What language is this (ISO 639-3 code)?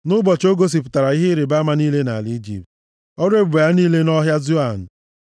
ibo